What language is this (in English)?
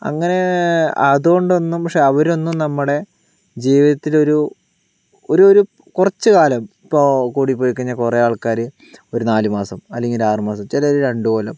Malayalam